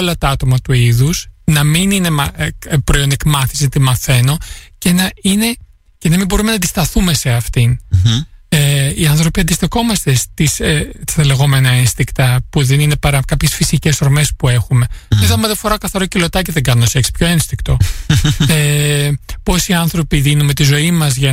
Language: Greek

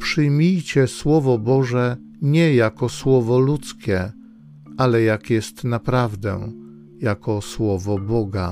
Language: Polish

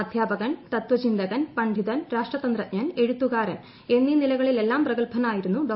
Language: Malayalam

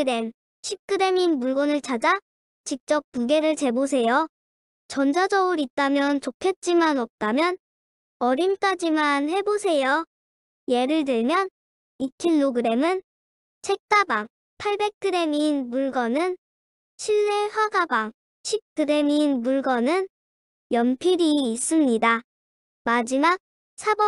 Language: Korean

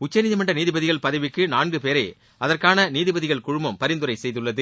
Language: Tamil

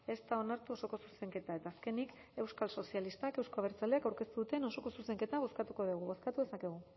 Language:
Basque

